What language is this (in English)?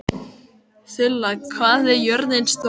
Icelandic